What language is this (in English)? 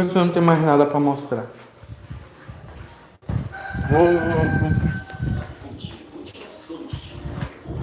Portuguese